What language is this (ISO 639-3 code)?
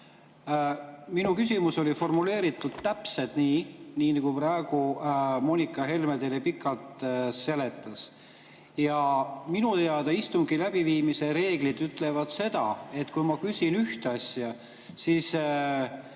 est